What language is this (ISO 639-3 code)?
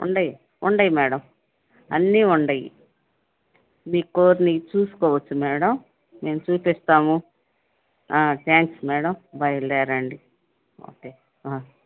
tel